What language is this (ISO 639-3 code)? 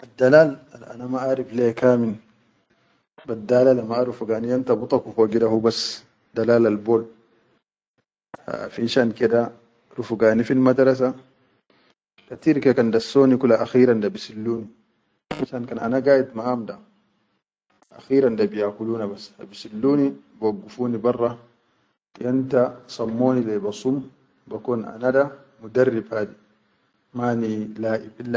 shu